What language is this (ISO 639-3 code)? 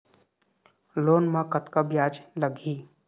hne